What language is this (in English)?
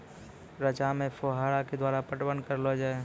Maithili